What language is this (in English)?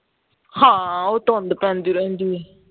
Punjabi